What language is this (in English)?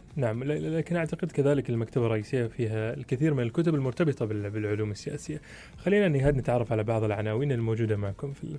Arabic